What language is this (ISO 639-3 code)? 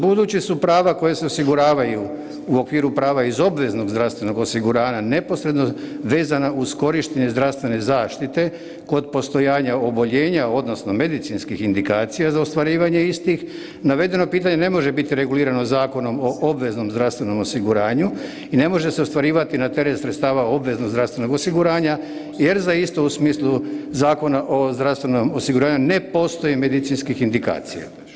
hrv